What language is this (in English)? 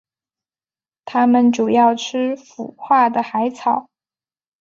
Chinese